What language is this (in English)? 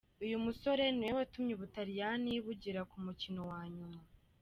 Kinyarwanda